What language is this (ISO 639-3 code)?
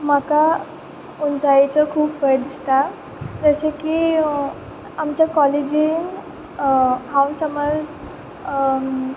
kok